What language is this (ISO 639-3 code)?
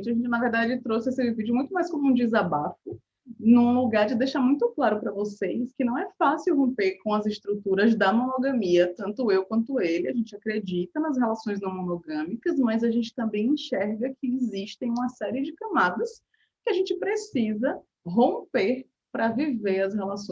por